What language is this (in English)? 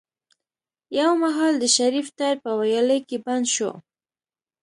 Pashto